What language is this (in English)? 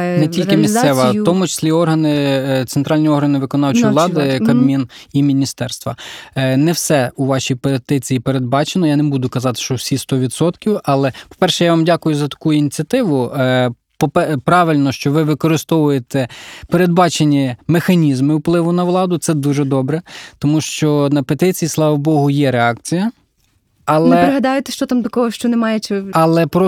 Ukrainian